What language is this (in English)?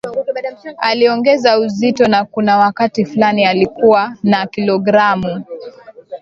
Swahili